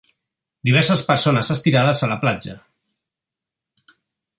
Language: Catalan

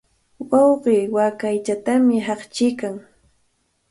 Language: Cajatambo North Lima Quechua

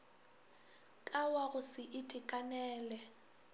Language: Northern Sotho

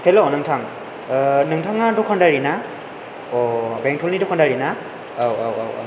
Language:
Bodo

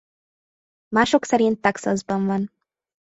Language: Hungarian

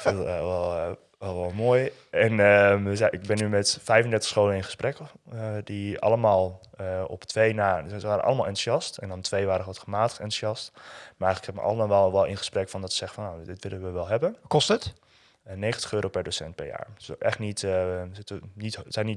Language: Dutch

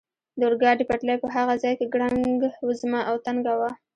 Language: Pashto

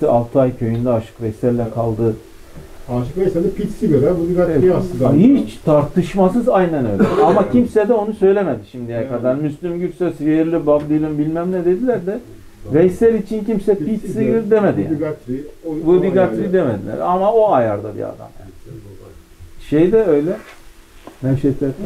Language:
Turkish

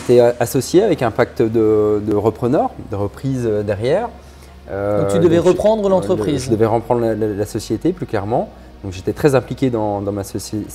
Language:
French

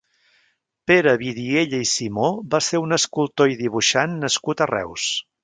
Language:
Catalan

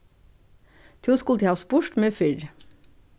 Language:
Faroese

